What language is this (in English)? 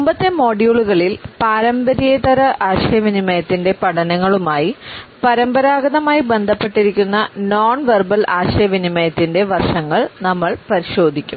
Malayalam